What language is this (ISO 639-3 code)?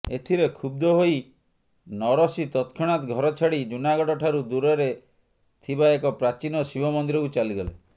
ori